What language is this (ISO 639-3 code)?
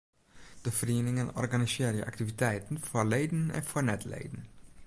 fry